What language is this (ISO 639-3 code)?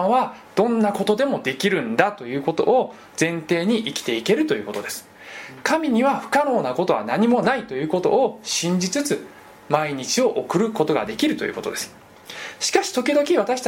jpn